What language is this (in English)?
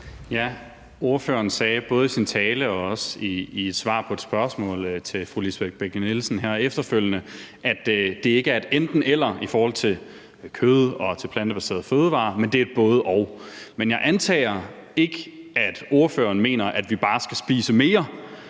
Danish